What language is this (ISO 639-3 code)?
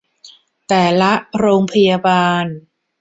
tha